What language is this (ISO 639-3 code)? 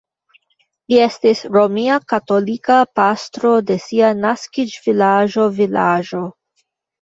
epo